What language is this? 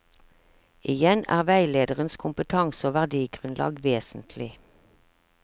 Norwegian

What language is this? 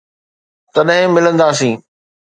Sindhi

